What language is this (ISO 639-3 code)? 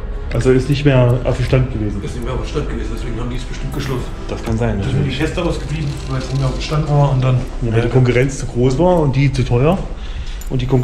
deu